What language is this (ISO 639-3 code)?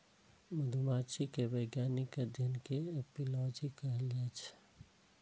mai